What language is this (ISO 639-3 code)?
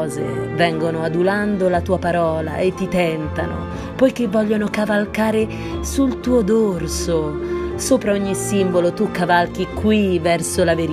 ita